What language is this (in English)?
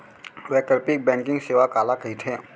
Chhattisgarhi